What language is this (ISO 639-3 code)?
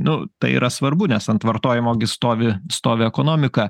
lit